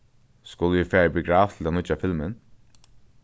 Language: Faroese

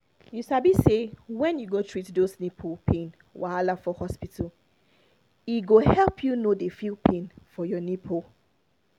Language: Nigerian Pidgin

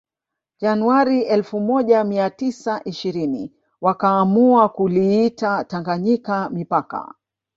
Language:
Swahili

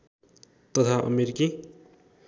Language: Nepali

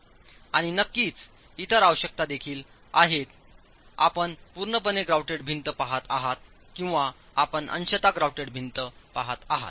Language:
Marathi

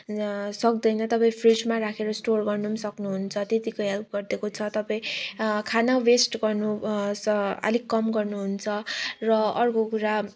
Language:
Nepali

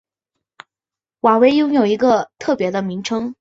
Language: Chinese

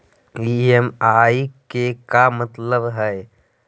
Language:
Magahi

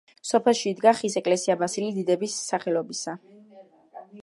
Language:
Georgian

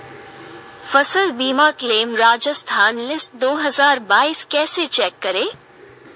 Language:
Hindi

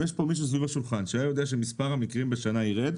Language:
Hebrew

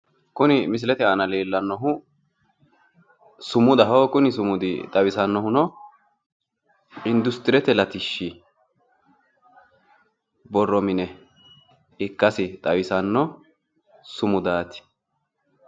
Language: Sidamo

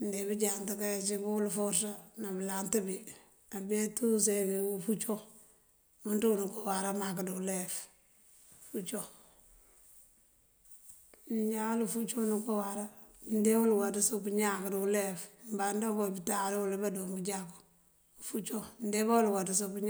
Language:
Mandjak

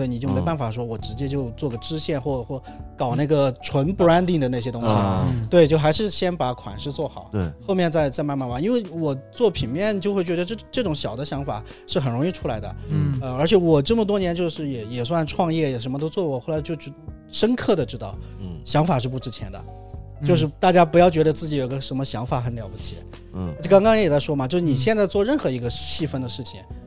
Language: Chinese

